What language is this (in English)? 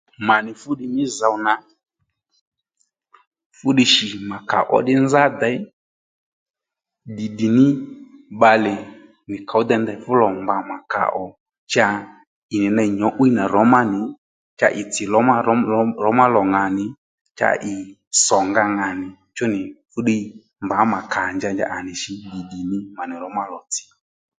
Lendu